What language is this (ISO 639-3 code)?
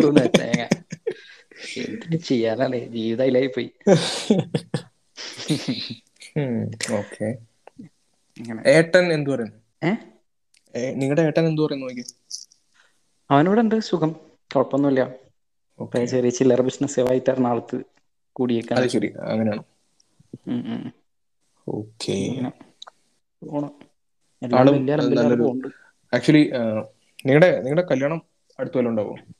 mal